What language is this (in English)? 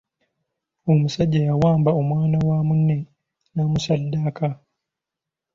Ganda